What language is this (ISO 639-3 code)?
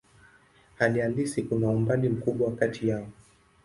swa